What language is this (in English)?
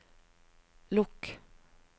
Norwegian